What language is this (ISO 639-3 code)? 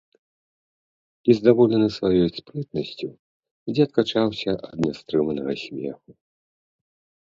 bel